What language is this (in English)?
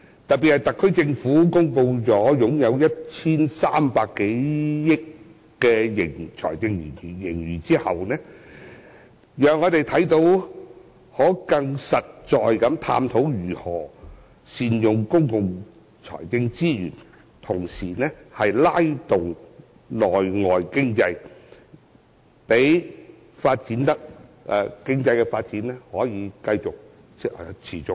Cantonese